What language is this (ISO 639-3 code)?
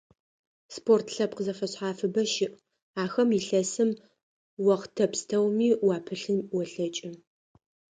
ady